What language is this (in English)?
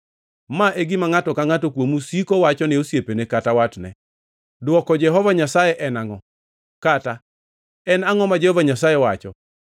Luo (Kenya and Tanzania)